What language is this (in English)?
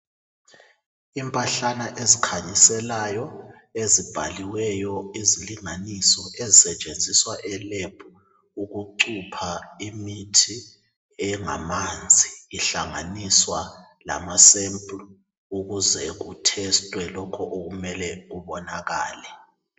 North Ndebele